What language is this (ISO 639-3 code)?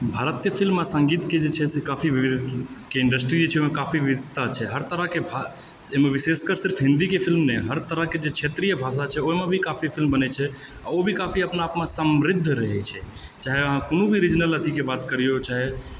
mai